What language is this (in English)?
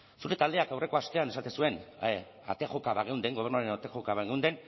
Basque